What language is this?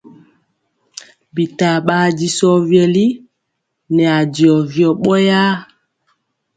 Mpiemo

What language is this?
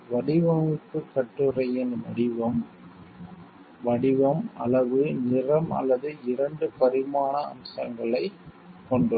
Tamil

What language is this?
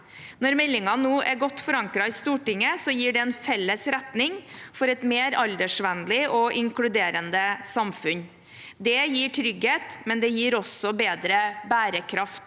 Norwegian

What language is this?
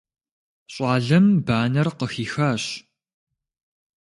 Kabardian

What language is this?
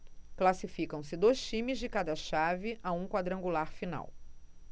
Portuguese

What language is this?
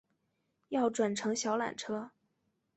Chinese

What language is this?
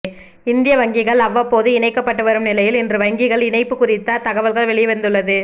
Tamil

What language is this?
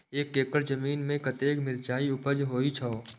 Maithili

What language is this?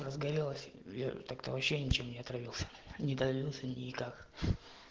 Russian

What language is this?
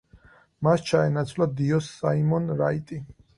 Georgian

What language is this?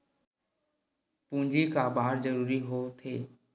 Chhattisgarhi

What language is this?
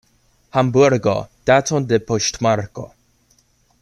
Esperanto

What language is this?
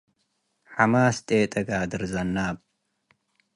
Tigre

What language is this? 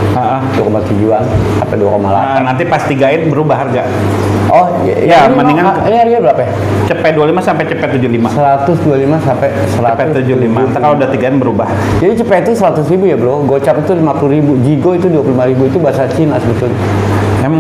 Indonesian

